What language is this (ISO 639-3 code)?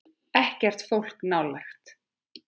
isl